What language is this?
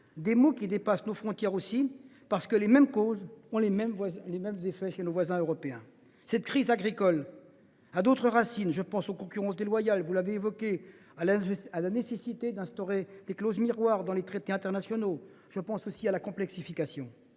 French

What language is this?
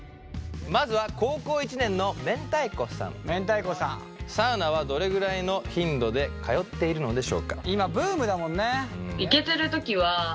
Japanese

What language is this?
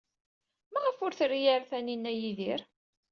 Kabyle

